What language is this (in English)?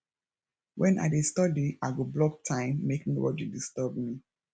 Nigerian Pidgin